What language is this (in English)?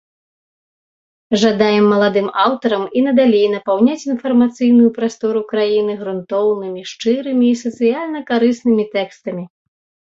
Belarusian